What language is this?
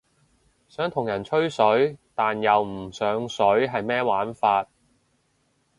Cantonese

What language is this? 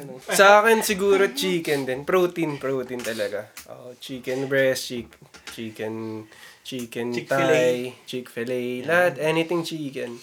Filipino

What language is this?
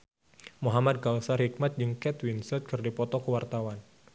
Sundanese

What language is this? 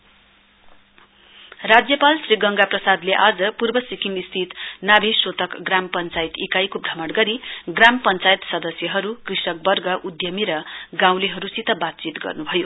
Nepali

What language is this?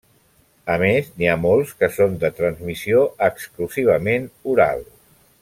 Catalan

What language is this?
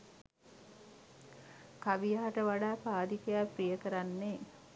Sinhala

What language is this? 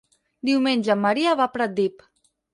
Catalan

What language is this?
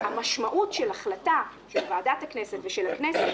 Hebrew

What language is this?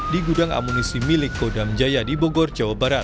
Indonesian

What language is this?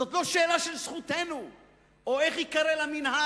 Hebrew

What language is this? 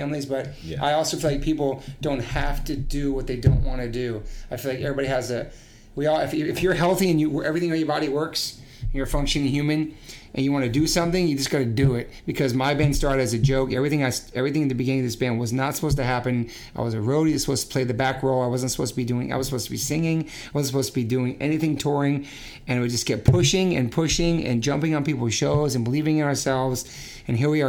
English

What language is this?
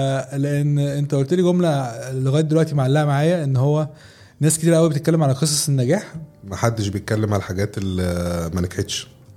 Arabic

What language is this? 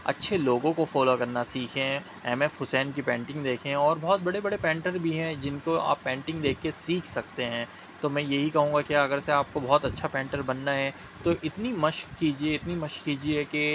Urdu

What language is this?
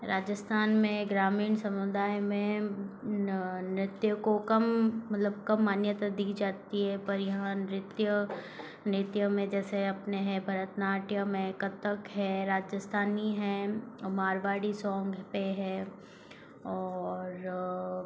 Hindi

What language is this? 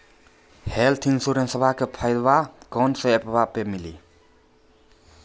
Maithili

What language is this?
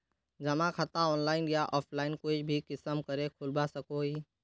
Magahi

